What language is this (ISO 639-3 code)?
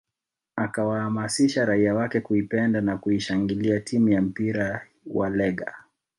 swa